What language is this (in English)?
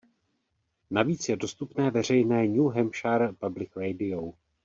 Czech